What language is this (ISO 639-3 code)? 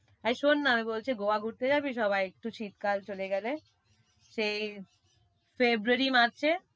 ben